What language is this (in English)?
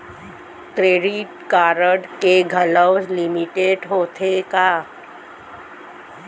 Chhattisgarhi